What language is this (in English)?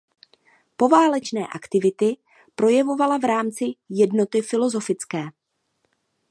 Czech